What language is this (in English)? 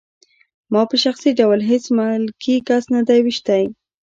Pashto